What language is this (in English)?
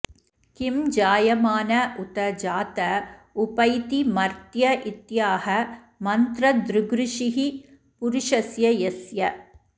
Sanskrit